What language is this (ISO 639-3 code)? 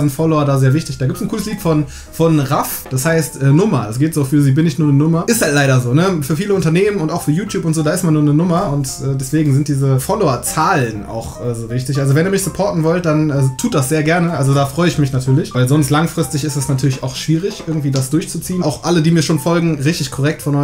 deu